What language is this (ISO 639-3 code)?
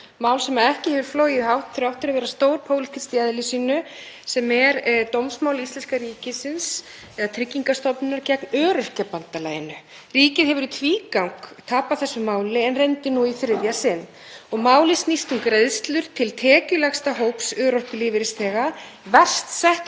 isl